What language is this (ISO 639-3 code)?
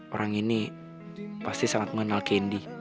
ind